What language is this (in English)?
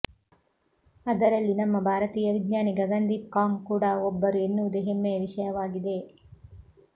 Kannada